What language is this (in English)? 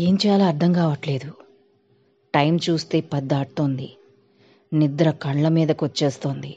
Telugu